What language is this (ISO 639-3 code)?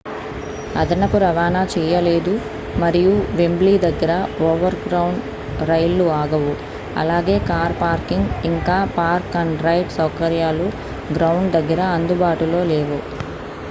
tel